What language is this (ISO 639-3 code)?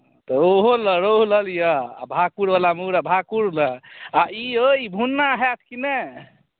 mai